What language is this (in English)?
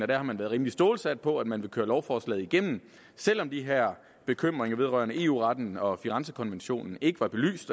Danish